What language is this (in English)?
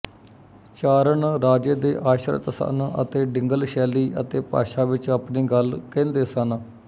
Punjabi